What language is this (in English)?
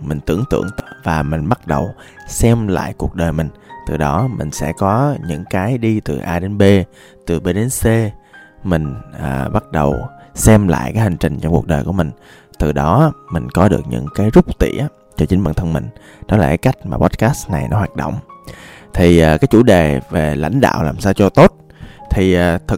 Vietnamese